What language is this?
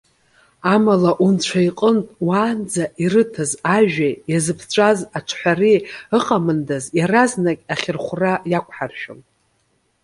Abkhazian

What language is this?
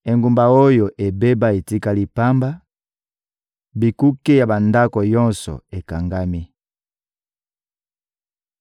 Lingala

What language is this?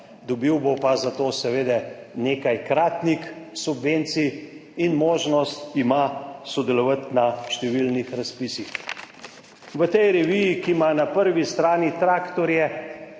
Slovenian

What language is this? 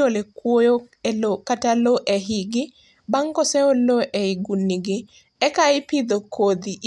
Luo (Kenya and Tanzania)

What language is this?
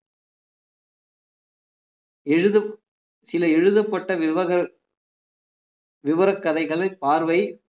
Tamil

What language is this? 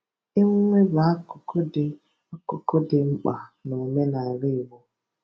Igbo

